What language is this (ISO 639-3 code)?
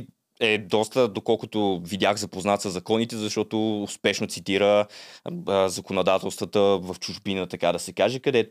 bul